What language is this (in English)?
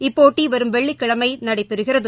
Tamil